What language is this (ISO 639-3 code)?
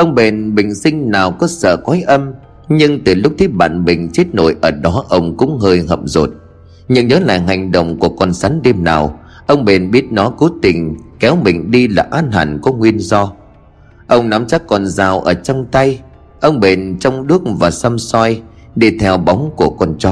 vie